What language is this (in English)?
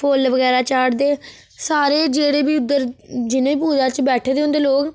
Dogri